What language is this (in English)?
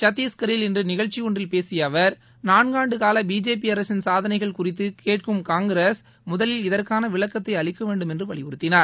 Tamil